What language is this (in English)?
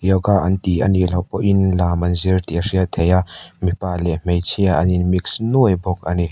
Mizo